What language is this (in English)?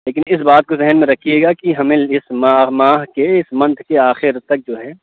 Urdu